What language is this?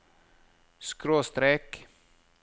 Norwegian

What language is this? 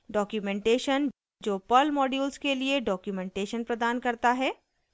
Hindi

